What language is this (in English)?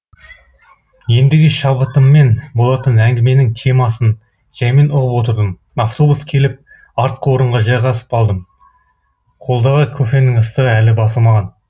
Kazakh